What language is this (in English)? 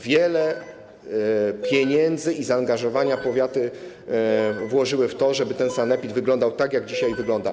Polish